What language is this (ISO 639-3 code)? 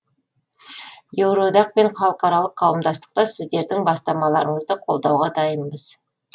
kaz